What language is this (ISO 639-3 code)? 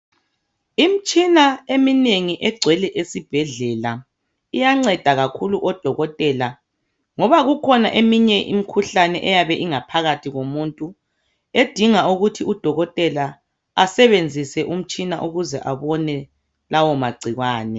nde